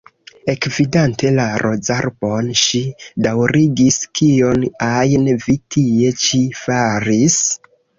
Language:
Esperanto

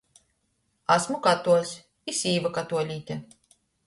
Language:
Latgalian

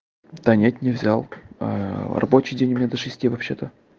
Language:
Russian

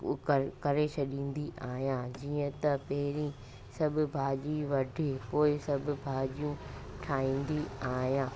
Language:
Sindhi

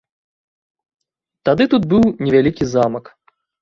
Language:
Belarusian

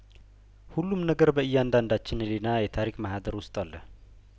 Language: Amharic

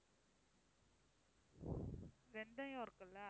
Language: Tamil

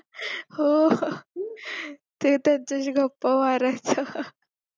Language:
Marathi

